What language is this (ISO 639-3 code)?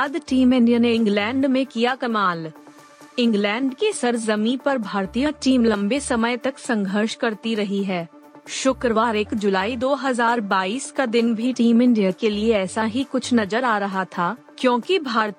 hin